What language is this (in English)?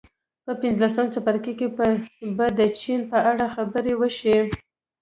Pashto